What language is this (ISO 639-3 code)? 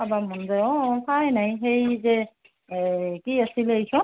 asm